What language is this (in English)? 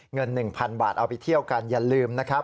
Thai